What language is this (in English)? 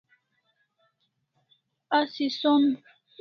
Kalasha